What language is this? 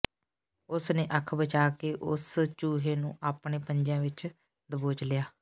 Punjabi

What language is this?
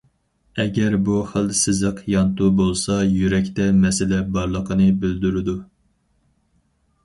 Uyghur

